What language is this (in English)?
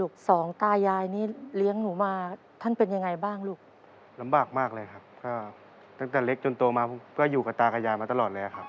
Thai